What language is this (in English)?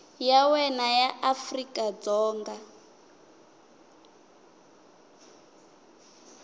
Tsonga